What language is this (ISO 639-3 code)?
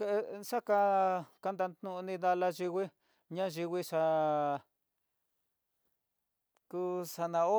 mtx